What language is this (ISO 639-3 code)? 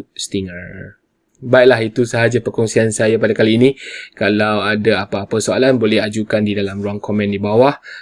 msa